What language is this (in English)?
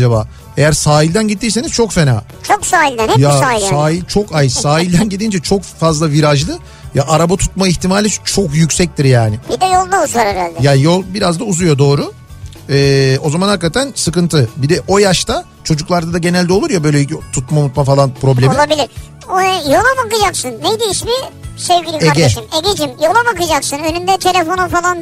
Turkish